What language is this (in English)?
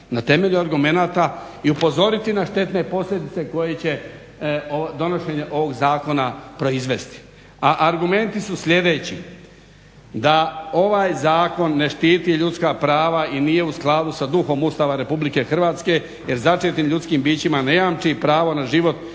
Croatian